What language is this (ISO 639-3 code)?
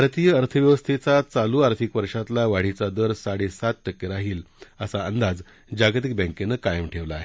mar